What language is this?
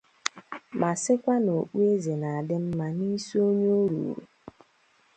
Igbo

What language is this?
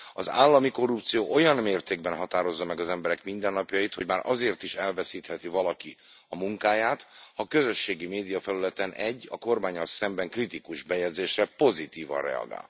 Hungarian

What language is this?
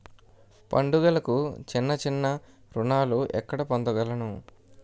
Telugu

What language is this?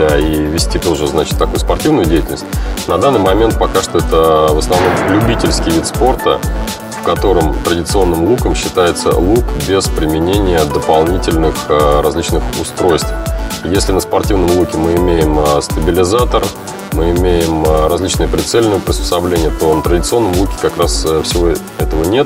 Russian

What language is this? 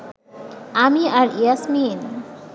Bangla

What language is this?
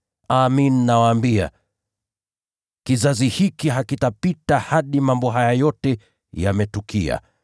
Swahili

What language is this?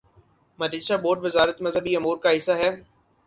Urdu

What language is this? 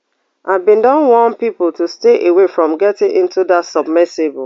Nigerian Pidgin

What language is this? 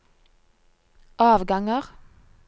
Norwegian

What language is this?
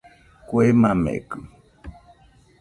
Nüpode Huitoto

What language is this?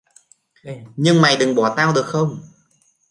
Vietnamese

